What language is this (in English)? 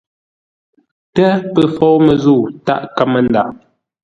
Ngombale